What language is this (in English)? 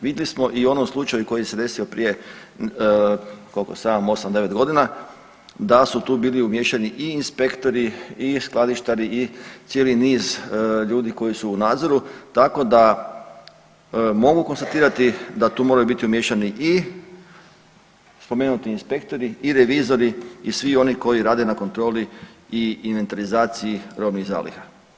Croatian